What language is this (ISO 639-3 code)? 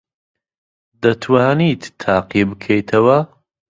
ckb